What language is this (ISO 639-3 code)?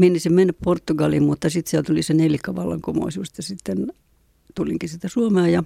fin